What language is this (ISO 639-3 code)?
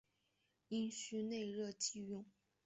zho